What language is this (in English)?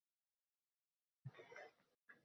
Uzbek